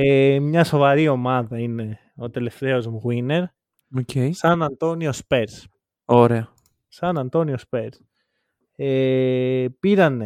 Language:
Greek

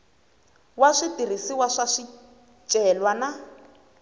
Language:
Tsonga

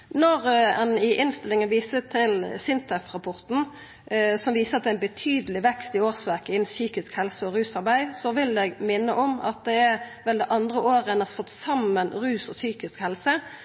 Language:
Norwegian Nynorsk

